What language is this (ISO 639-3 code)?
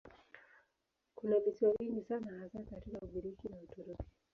swa